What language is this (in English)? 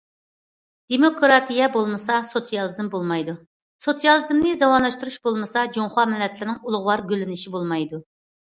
Uyghur